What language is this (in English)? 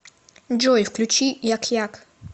Russian